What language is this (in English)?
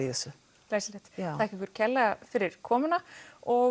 Icelandic